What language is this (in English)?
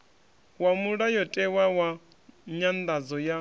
Venda